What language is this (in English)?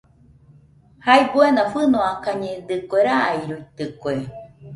Nüpode Huitoto